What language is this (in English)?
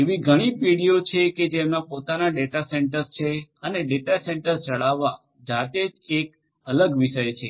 Gujarati